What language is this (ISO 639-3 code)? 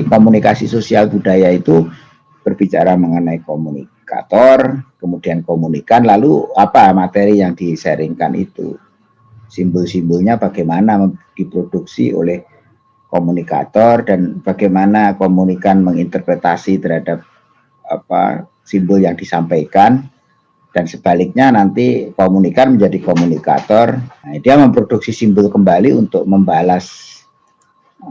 ind